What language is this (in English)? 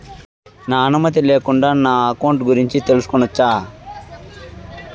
Telugu